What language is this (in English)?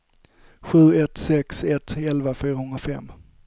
Swedish